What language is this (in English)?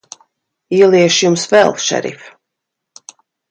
Latvian